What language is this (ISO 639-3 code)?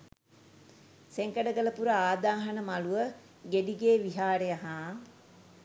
sin